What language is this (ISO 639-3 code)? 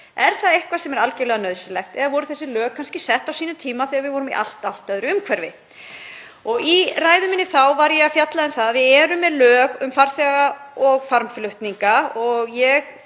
isl